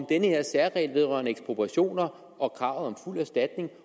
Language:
Danish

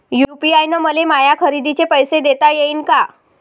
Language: Marathi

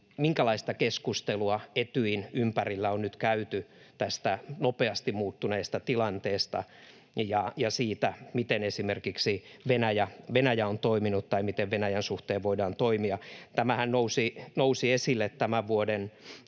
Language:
Finnish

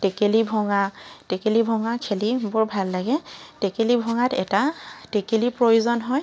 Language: Assamese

